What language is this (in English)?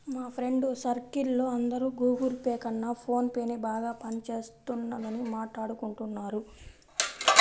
Telugu